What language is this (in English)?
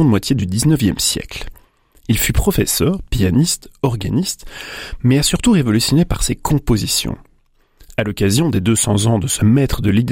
French